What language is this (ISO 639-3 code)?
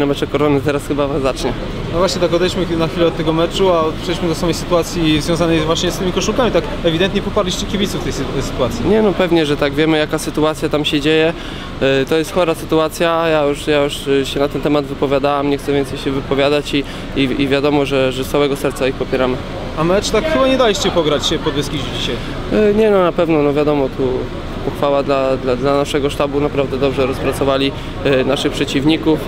pol